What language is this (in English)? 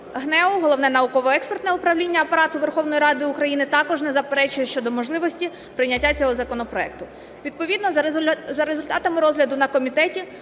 Ukrainian